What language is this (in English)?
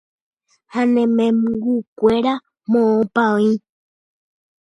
Guarani